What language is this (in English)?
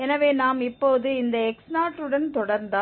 Tamil